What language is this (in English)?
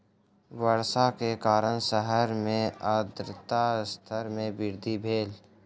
Maithili